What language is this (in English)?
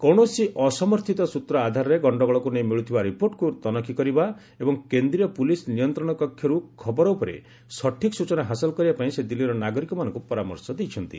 Odia